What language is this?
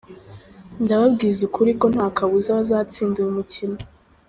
Kinyarwanda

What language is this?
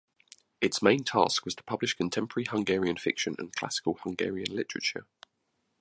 English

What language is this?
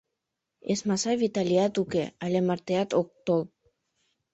Mari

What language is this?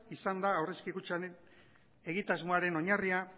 Basque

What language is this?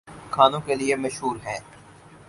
Urdu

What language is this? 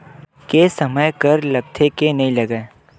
Chhattisgarhi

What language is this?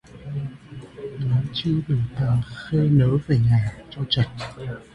Vietnamese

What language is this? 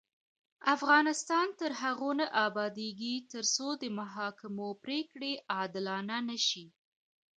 Pashto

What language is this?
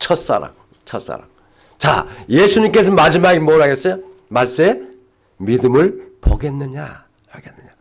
Korean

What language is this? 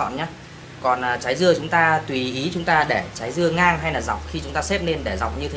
Vietnamese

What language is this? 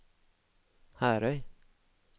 Norwegian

